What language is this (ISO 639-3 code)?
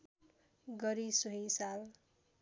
nep